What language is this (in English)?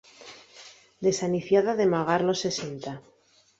Asturian